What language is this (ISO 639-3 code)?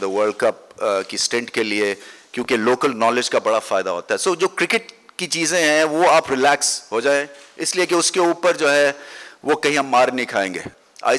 urd